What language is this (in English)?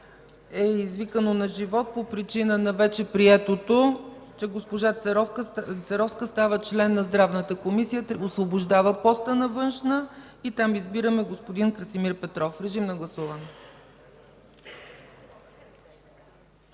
Bulgarian